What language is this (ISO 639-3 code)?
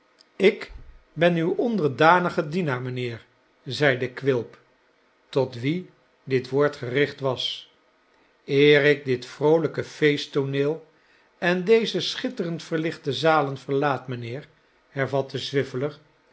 nld